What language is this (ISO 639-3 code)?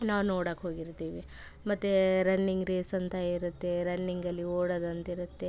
kan